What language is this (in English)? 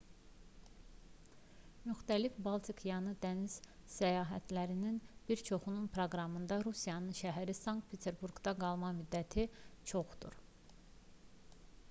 Azerbaijani